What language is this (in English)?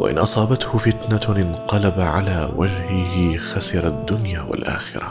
Arabic